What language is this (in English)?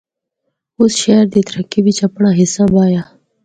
Northern Hindko